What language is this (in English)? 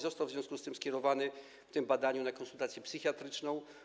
Polish